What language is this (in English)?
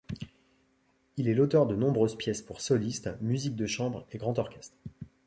French